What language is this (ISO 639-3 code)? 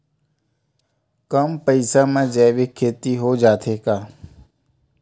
hne